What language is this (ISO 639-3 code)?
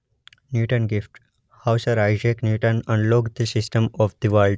guj